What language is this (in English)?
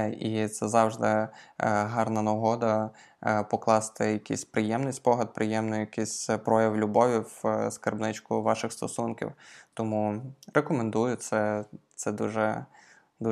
Ukrainian